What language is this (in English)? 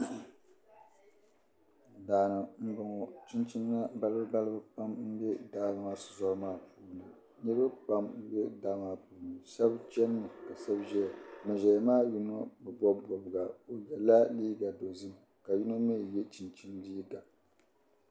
Dagbani